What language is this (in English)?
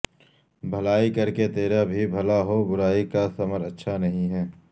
Urdu